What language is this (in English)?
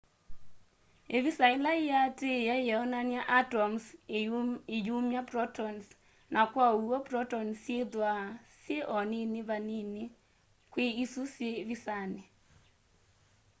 Kamba